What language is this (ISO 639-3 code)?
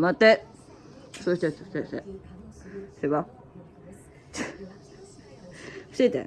jpn